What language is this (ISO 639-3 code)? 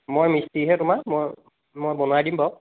asm